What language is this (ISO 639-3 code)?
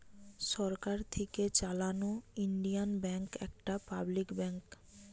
ben